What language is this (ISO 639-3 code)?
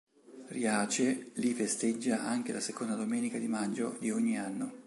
ita